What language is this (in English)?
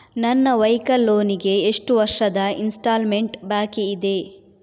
Kannada